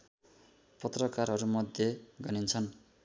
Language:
Nepali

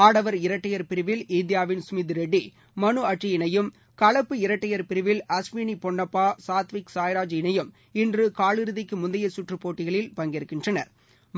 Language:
Tamil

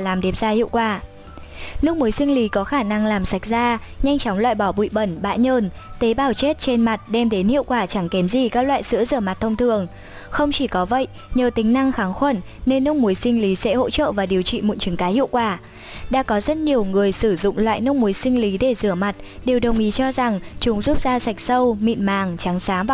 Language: Vietnamese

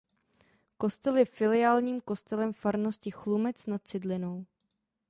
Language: Czech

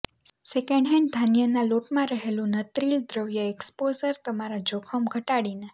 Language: Gujarati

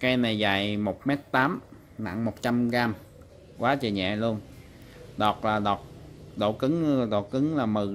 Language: Vietnamese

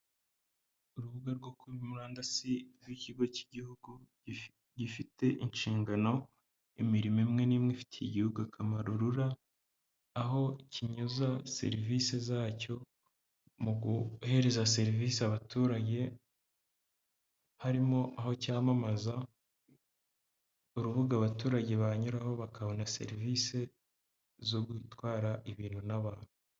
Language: Kinyarwanda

